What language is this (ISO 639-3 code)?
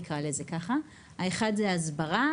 heb